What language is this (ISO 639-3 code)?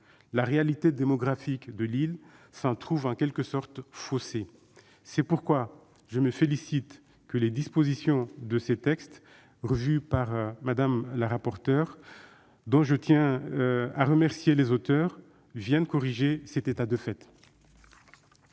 fra